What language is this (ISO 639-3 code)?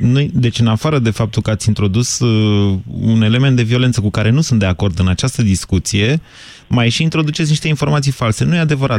ron